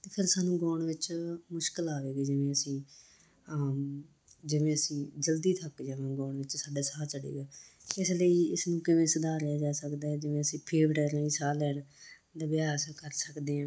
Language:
Punjabi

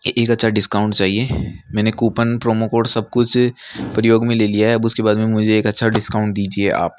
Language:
Hindi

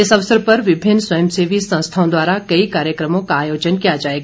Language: Hindi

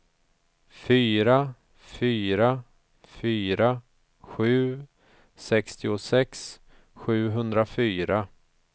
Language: Swedish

